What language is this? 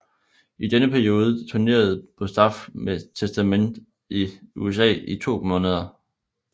Danish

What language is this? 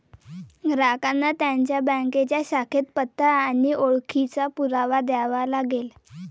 Marathi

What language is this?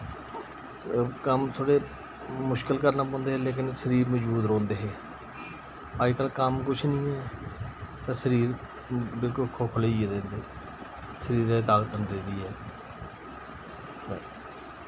Dogri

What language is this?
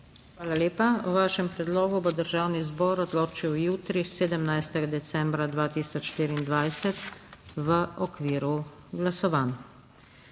Slovenian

